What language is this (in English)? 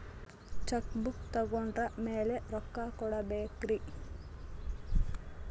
Kannada